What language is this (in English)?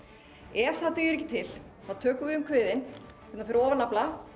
Icelandic